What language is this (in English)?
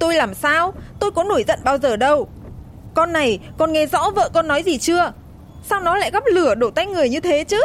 Vietnamese